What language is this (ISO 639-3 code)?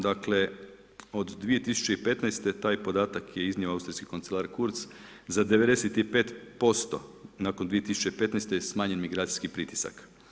hrv